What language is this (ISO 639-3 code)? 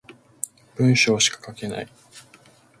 jpn